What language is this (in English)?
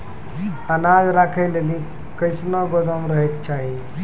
Maithili